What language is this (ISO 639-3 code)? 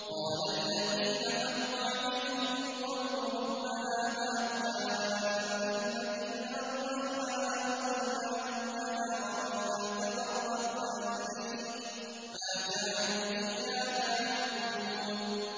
ara